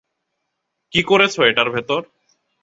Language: Bangla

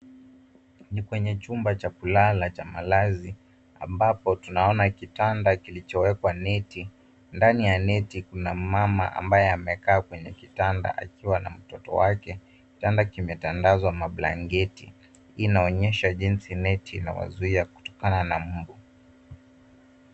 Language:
Swahili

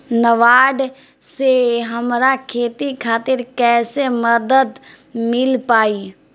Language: Bhojpuri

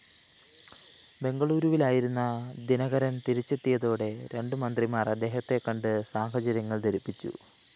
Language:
Malayalam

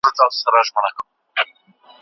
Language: Pashto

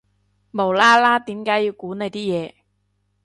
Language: Cantonese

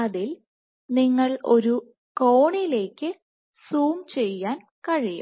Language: Malayalam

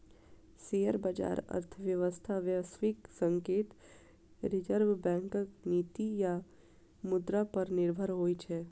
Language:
Maithili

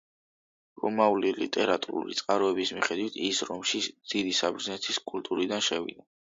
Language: Georgian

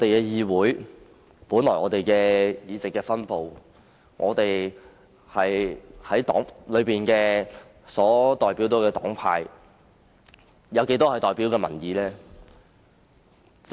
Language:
Cantonese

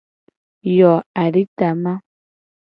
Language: Gen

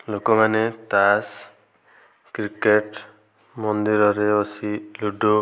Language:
Odia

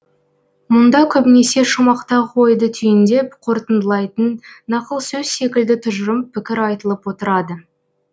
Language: Kazakh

